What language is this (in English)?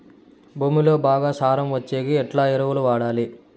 Telugu